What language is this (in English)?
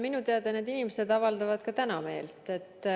Estonian